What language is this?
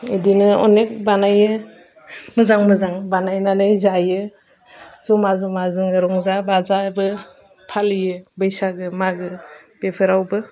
Bodo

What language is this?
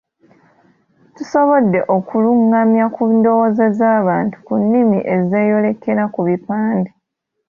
Ganda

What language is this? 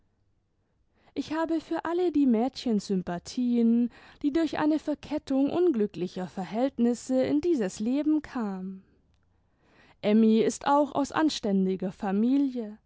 German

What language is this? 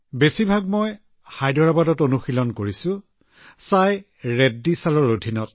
Assamese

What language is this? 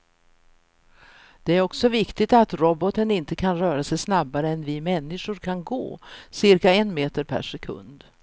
Swedish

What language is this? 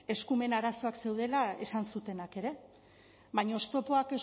Basque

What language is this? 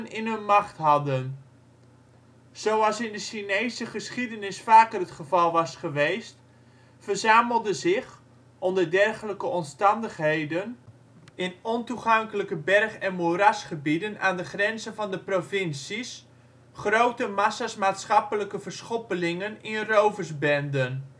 Dutch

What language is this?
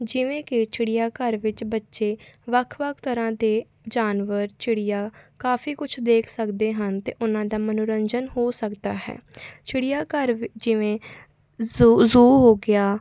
Punjabi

